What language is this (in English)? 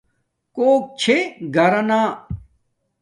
Domaaki